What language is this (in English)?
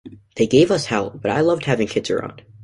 English